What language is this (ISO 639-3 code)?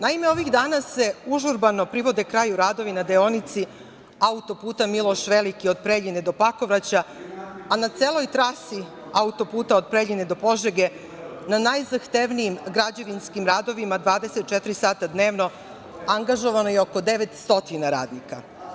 srp